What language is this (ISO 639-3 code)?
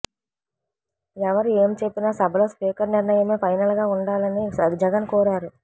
tel